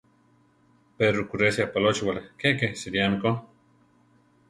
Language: Central Tarahumara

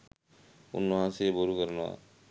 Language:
Sinhala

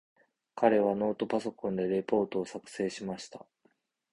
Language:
Japanese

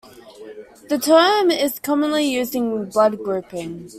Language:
English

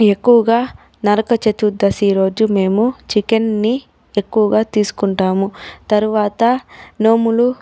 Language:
Telugu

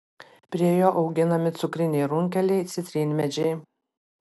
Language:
Lithuanian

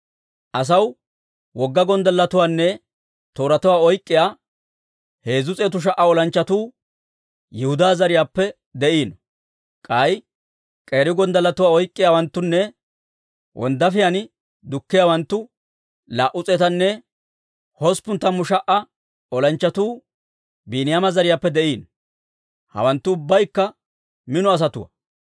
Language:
Dawro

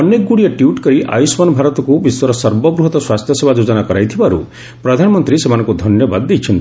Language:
Odia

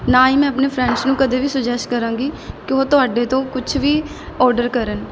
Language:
Punjabi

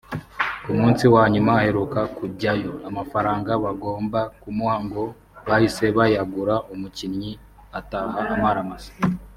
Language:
Kinyarwanda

